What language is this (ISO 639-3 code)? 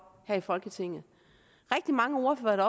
dan